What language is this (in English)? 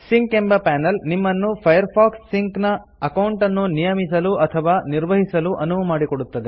Kannada